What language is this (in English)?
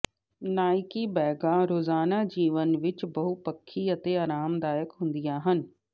Punjabi